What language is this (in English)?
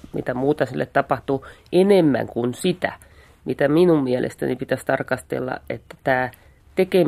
Finnish